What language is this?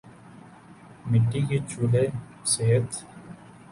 Urdu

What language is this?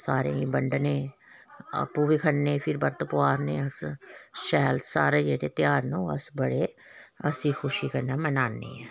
Dogri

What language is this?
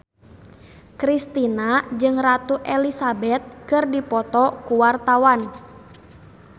Sundanese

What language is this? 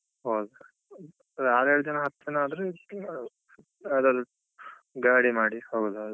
Kannada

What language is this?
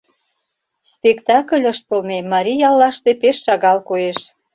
Mari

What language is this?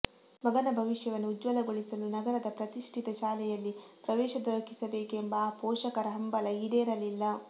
Kannada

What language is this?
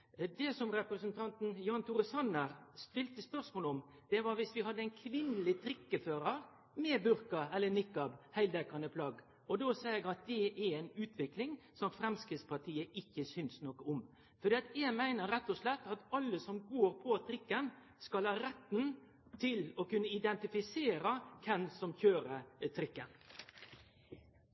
Norwegian Nynorsk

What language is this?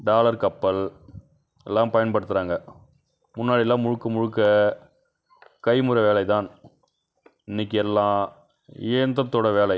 Tamil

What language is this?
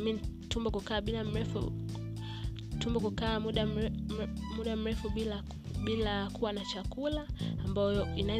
Swahili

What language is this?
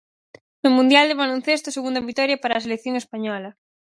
Galician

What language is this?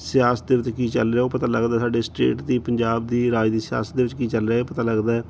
Punjabi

